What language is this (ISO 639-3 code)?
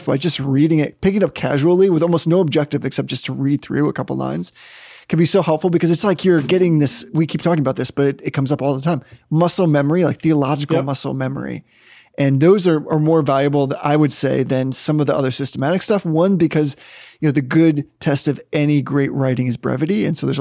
eng